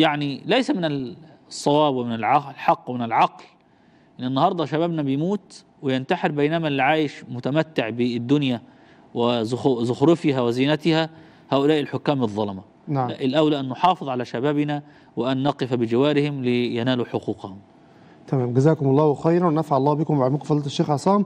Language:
Arabic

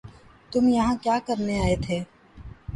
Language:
Urdu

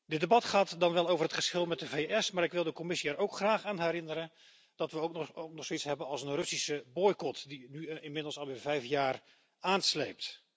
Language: Dutch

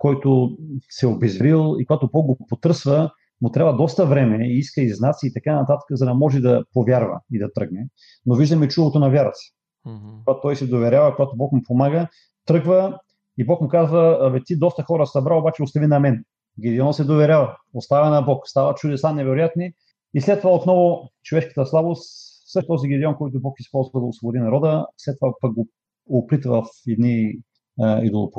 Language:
Bulgarian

